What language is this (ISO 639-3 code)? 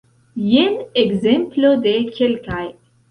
epo